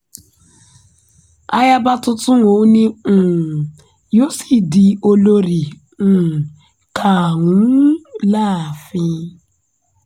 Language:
Yoruba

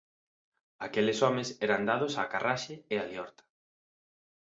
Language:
Galician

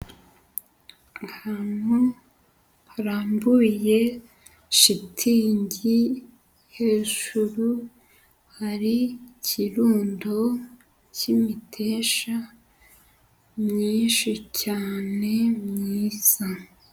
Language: Kinyarwanda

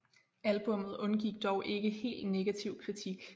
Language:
Danish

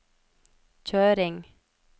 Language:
Norwegian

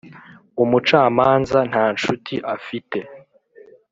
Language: Kinyarwanda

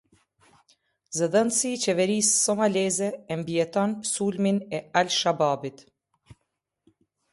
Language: Albanian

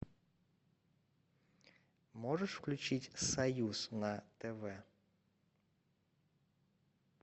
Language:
Russian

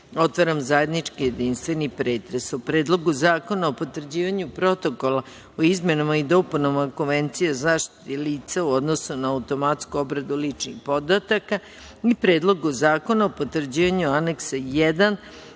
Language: Serbian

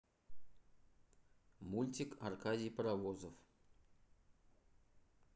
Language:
Russian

